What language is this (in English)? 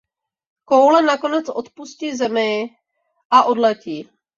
Czech